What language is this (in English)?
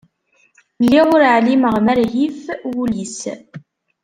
Kabyle